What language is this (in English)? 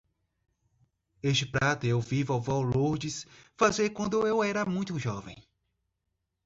Portuguese